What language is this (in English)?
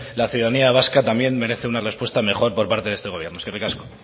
Spanish